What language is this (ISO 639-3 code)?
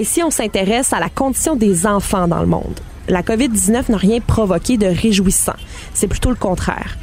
fra